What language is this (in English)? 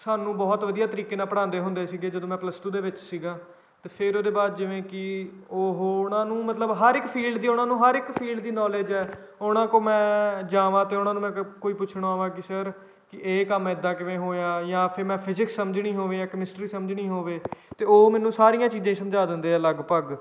Punjabi